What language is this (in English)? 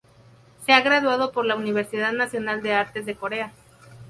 Spanish